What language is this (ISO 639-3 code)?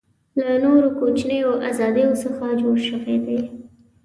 pus